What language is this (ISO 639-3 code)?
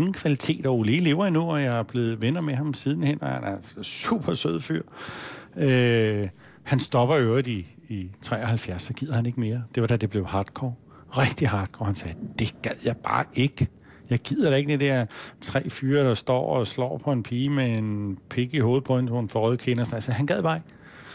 dan